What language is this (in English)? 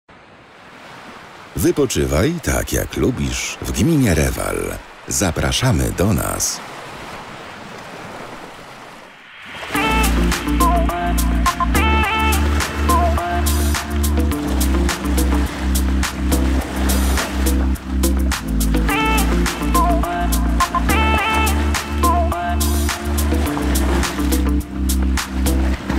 Polish